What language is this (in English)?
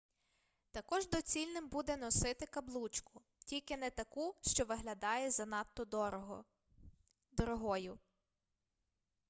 Ukrainian